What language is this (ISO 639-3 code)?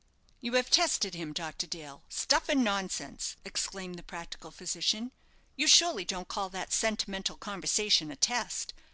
eng